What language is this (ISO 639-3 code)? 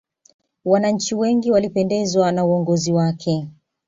swa